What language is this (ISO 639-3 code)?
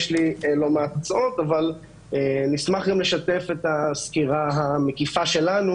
heb